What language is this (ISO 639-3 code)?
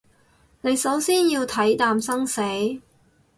yue